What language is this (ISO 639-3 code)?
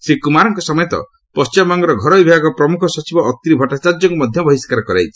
ori